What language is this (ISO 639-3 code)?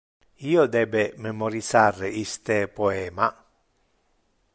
ina